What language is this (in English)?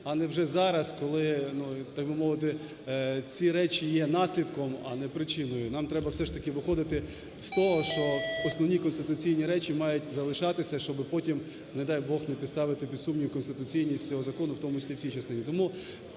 Ukrainian